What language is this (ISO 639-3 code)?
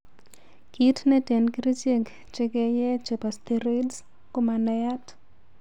kln